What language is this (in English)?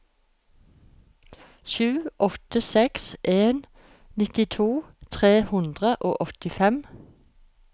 Norwegian